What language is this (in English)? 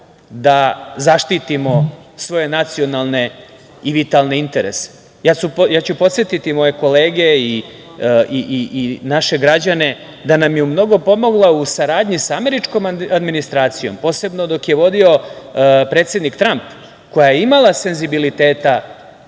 Serbian